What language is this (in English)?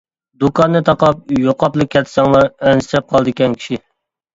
Uyghur